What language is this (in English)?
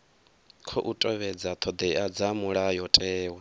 Venda